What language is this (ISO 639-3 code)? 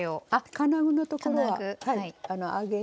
jpn